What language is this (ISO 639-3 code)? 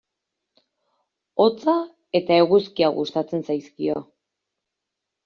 eus